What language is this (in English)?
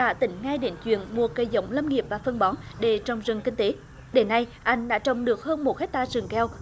Vietnamese